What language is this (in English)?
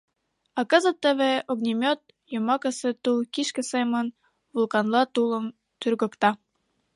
Mari